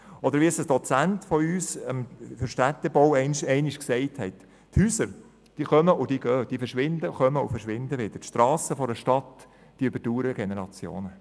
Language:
Swiss German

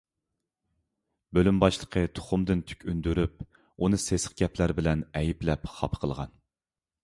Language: Uyghur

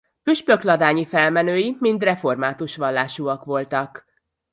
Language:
Hungarian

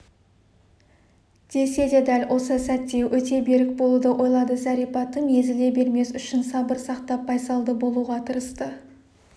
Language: Kazakh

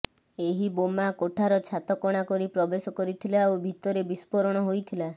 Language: Odia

